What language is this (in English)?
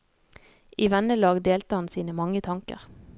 Norwegian